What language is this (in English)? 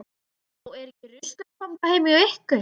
Icelandic